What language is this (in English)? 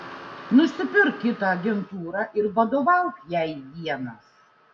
Lithuanian